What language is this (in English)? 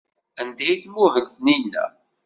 Kabyle